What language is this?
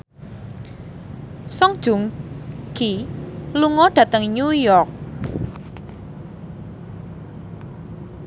Javanese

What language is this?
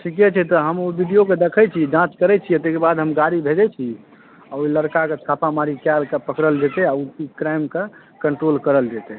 Maithili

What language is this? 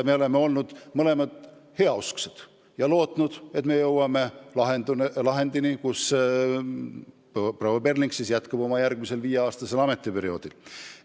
Estonian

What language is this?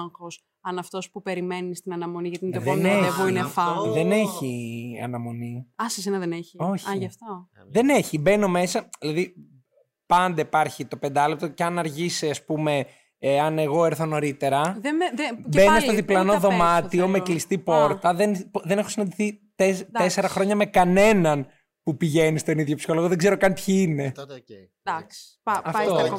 Greek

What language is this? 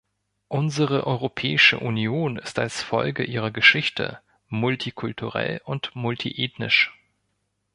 German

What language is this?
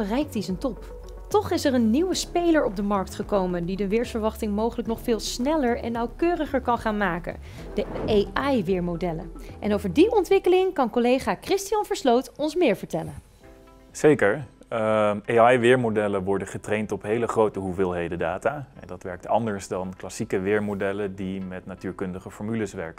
Dutch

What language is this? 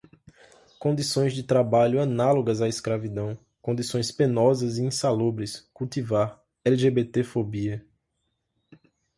Portuguese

